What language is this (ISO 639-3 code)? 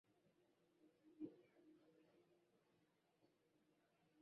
swa